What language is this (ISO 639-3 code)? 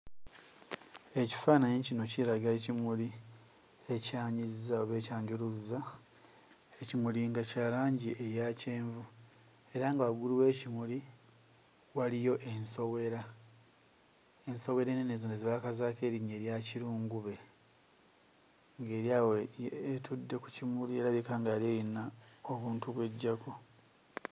lug